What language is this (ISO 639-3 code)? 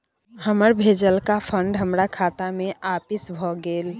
mai